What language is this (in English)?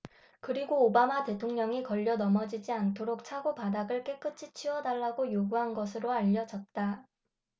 Korean